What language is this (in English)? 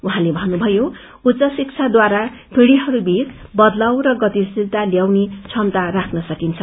Nepali